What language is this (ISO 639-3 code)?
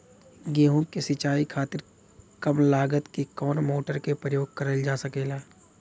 bho